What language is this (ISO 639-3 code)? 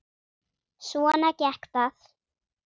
isl